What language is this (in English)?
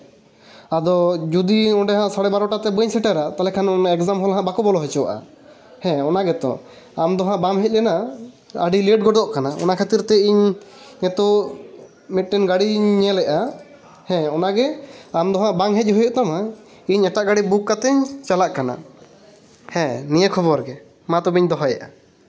Santali